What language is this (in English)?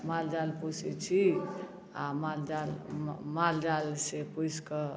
Maithili